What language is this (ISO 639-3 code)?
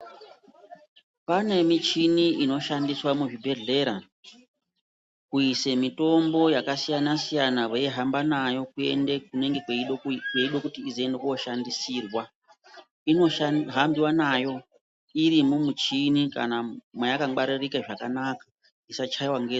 ndc